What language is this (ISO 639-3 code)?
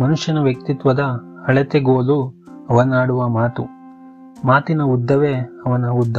kan